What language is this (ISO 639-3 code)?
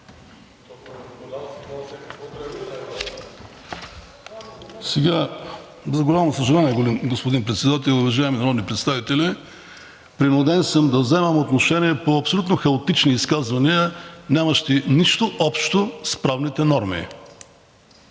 bul